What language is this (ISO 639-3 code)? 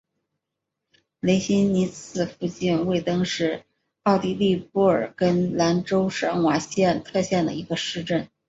zho